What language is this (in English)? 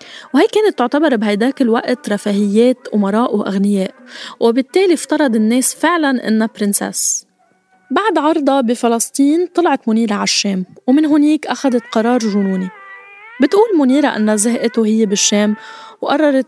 Arabic